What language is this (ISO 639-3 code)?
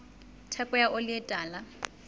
sot